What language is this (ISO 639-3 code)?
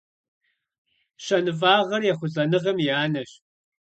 kbd